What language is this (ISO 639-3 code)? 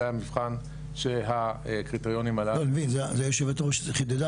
heb